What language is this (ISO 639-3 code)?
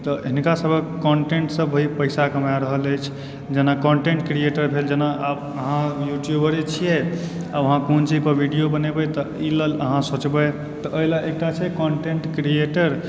mai